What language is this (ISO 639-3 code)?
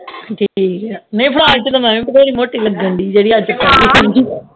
pan